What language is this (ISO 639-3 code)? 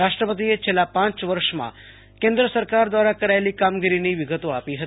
guj